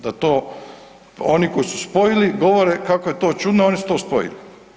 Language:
Croatian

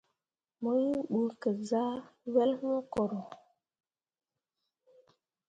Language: Mundang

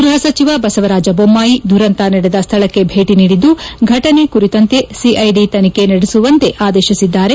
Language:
Kannada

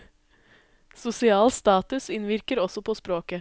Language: Norwegian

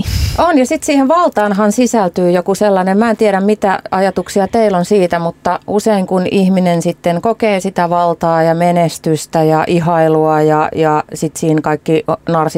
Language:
Finnish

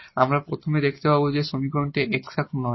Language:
Bangla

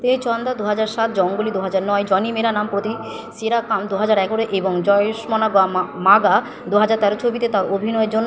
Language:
Bangla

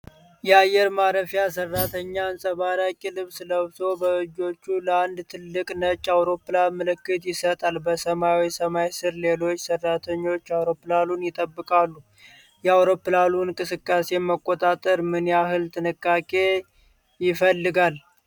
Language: Amharic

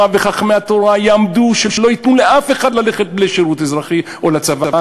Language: Hebrew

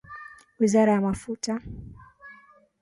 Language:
Swahili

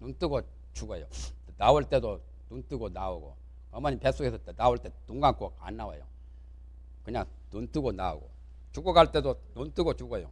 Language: Korean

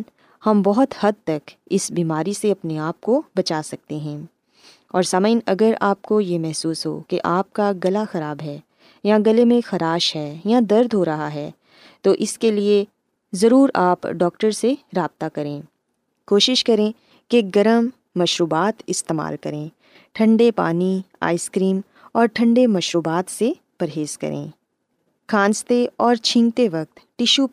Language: Urdu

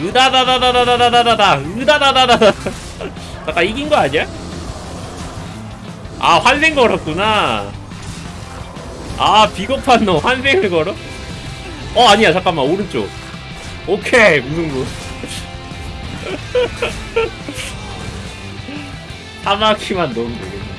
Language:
Korean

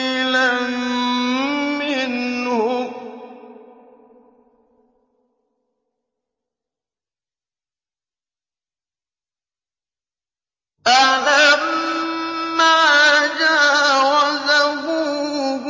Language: Arabic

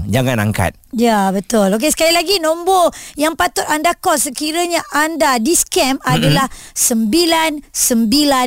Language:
Malay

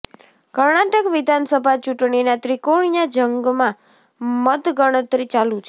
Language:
Gujarati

